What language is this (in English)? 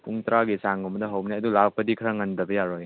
Manipuri